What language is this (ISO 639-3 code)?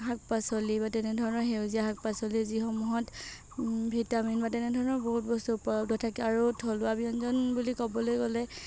asm